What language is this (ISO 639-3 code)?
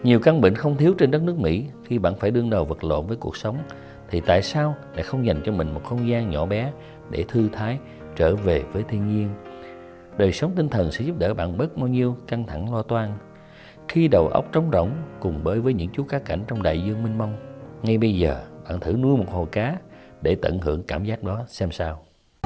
vie